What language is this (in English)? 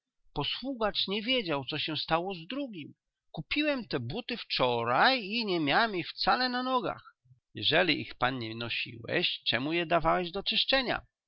Polish